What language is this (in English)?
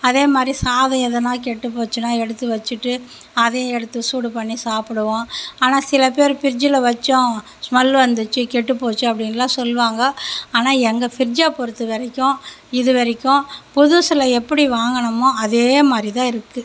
Tamil